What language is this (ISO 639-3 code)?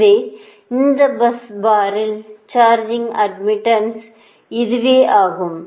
tam